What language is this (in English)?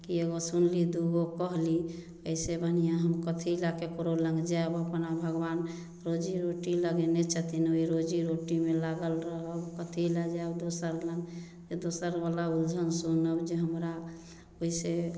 Maithili